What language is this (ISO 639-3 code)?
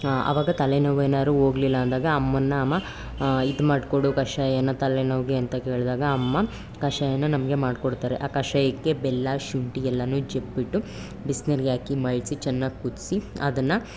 kan